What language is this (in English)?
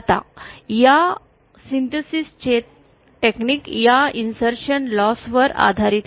Marathi